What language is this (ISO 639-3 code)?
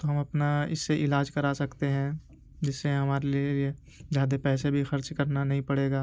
urd